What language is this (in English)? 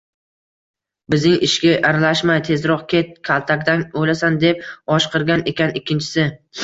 Uzbek